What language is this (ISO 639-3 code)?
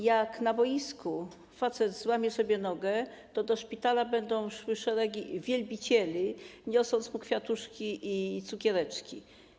pol